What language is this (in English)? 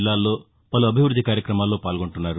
Telugu